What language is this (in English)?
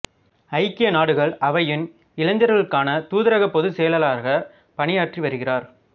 Tamil